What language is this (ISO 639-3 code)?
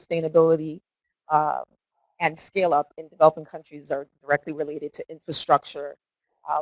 eng